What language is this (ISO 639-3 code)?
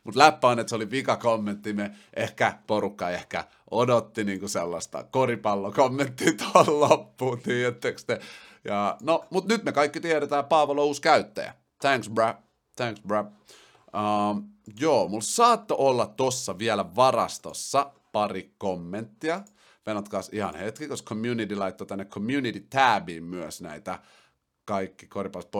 fin